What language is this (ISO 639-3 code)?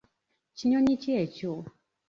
lug